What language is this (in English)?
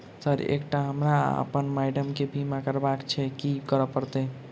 Maithili